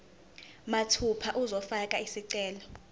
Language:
Zulu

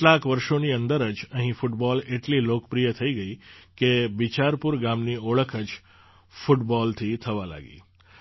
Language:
Gujarati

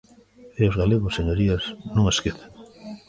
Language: Galician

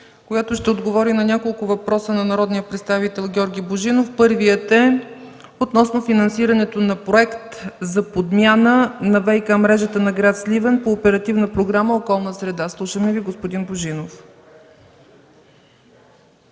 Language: Bulgarian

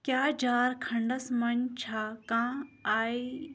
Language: Kashmiri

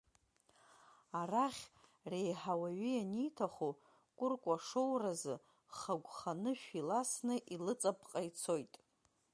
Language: Abkhazian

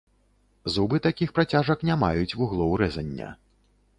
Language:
Belarusian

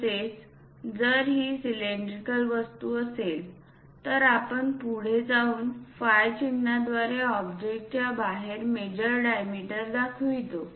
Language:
Marathi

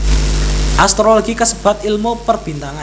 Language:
Javanese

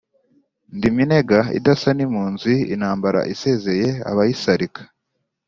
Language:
Kinyarwanda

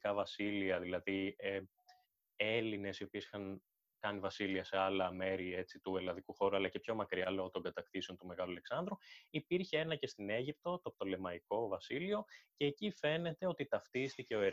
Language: Greek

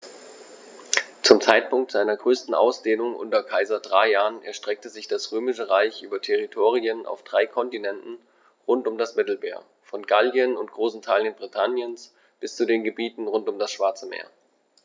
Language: German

